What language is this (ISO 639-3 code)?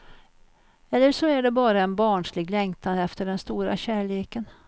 swe